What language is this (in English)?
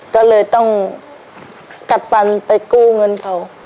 Thai